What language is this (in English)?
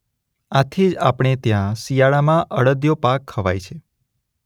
Gujarati